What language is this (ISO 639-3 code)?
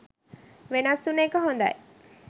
sin